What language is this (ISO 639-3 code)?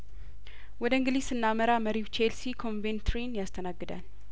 amh